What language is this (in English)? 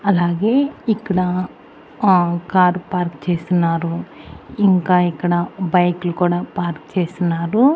Telugu